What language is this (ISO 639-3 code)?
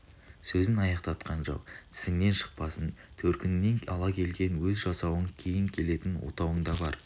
kaz